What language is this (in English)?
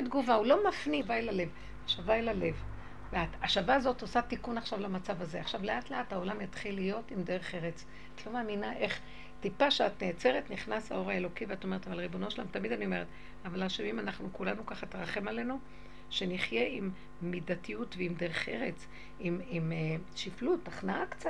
Hebrew